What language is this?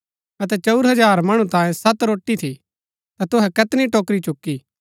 Gaddi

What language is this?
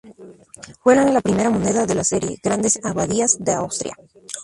Spanish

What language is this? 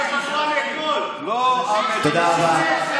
Hebrew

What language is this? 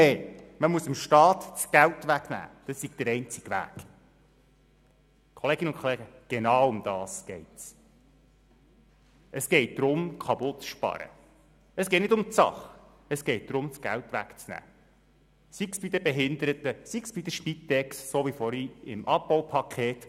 Swiss German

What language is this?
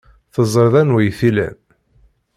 Kabyle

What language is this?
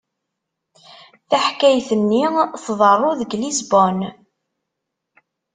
Kabyle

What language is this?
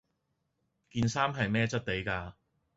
Cantonese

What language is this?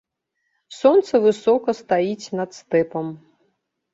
Belarusian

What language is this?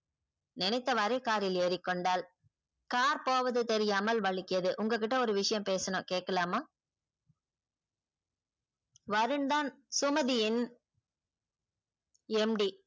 Tamil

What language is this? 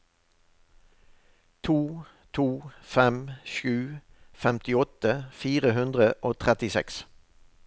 Norwegian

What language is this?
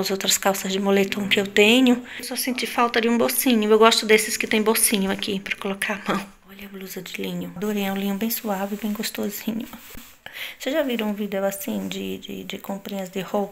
Portuguese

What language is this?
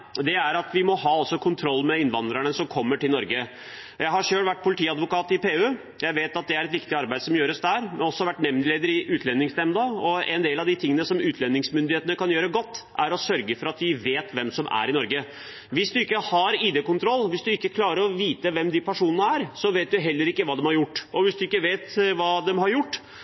Norwegian Bokmål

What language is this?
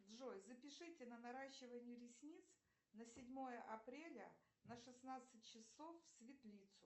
Russian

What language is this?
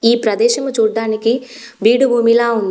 Telugu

